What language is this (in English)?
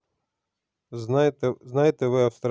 Russian